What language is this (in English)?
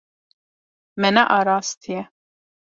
Kurdish